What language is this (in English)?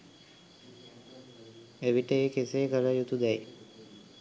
Sinhala